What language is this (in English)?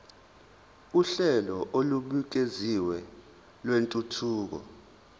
Zulu